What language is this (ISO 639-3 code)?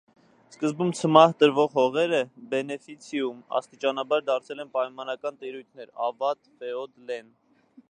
hye